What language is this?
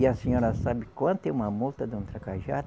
Portuguese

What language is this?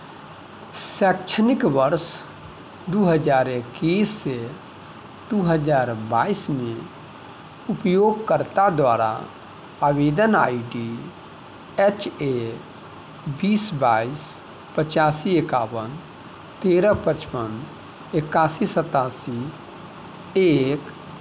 Maithili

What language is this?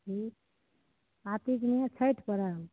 Maithili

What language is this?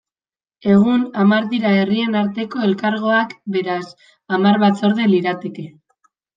Basque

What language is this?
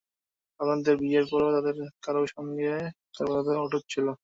Bangla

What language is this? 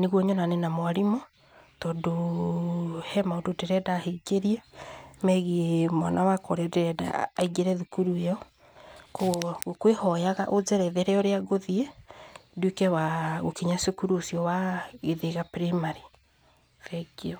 Kikuyu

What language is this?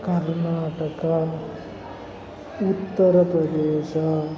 Kannada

